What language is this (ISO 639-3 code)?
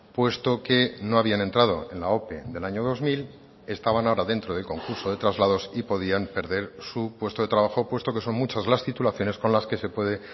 spa